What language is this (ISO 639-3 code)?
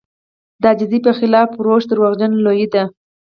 pus